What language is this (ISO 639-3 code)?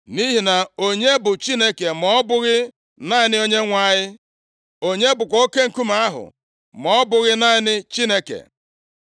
ibo